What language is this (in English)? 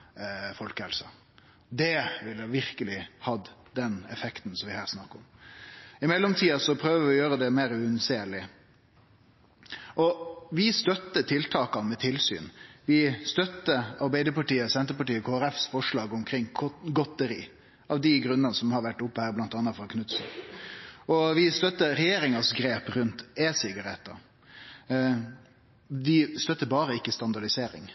Norwegian Nynorsk